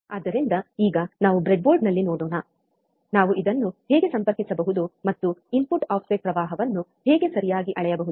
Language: Kannada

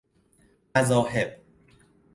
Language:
Persian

